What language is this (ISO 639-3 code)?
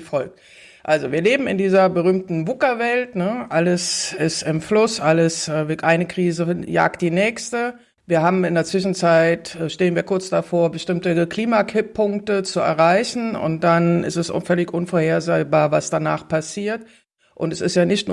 deu